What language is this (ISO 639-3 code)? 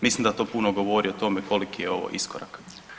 hrv